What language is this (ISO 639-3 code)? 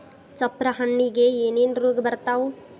kan